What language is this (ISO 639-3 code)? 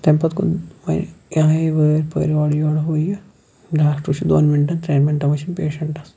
kas